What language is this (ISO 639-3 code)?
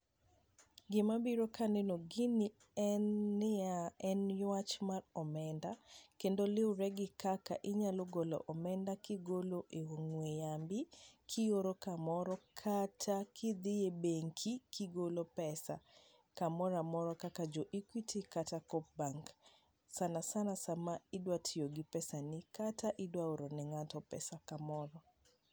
luo